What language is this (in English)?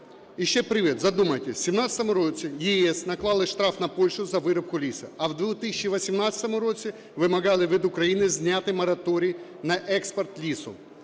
Ukrainian